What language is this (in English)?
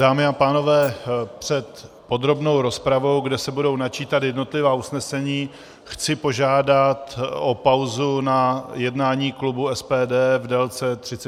Czech